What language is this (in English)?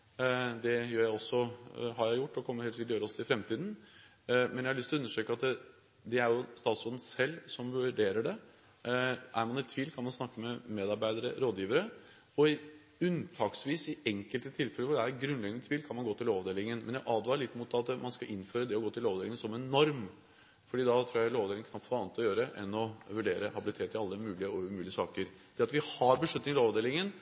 Norwegian Bokmål